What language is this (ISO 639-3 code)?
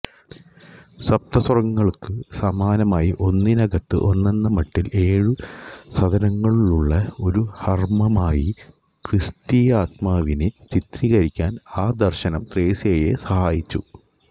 mal